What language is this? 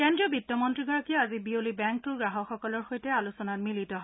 Assamese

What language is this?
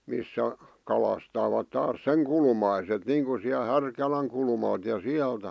Finnish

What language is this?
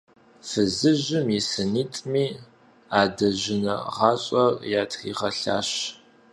Kabardian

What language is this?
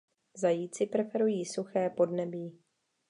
Czech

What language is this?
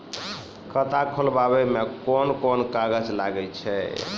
Maithili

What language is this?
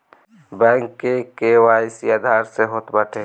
Bhojpuri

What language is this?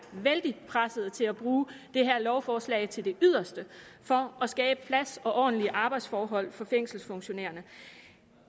Danish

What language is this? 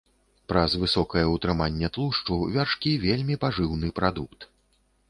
Belarusian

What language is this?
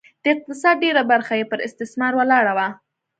Pashto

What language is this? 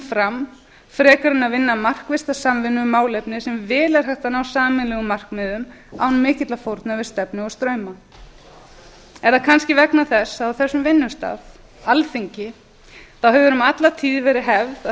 Icelandic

